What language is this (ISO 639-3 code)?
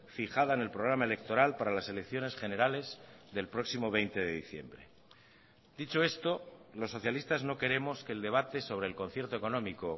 spa